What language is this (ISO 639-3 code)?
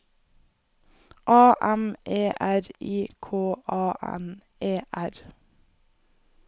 nor